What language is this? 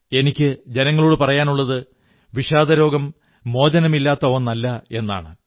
Malayalam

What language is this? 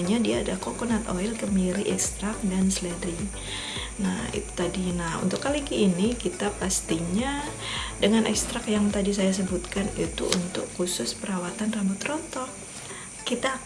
Indonesian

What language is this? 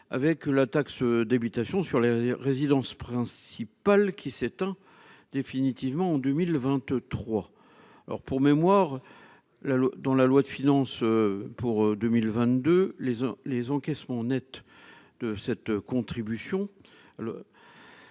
French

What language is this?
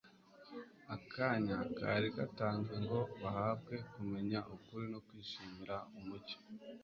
Kinyarwanda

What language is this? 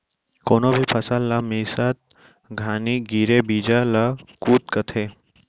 Chhattisgarhi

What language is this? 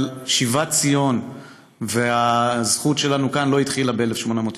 Hebrew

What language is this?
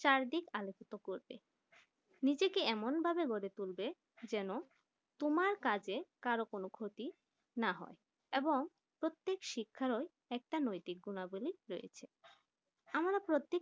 Bangla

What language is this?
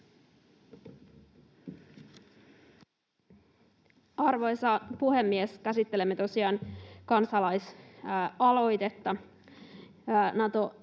Finnish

